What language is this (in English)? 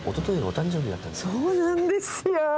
Japanese